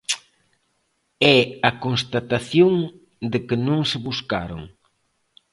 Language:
Galician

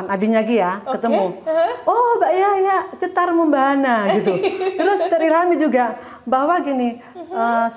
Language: Indonesian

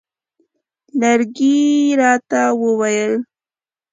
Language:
Pashto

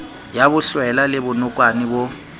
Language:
Southern Sotho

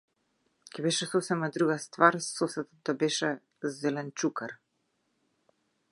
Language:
Macedonian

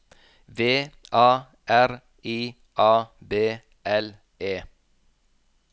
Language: Norwegian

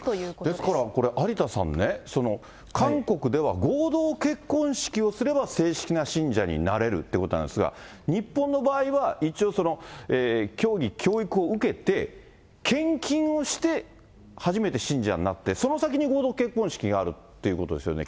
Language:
Japanese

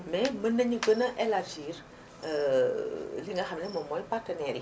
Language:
Wolof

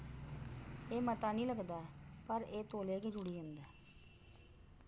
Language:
Dogri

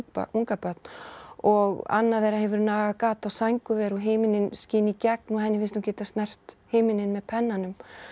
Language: Icelandic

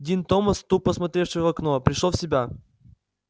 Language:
Russian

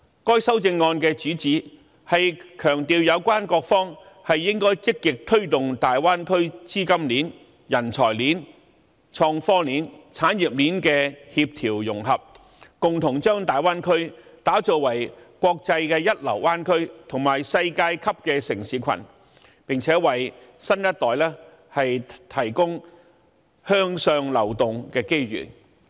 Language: Cantonese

